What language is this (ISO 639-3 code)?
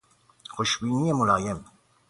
fas